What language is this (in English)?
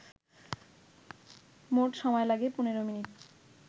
Bangla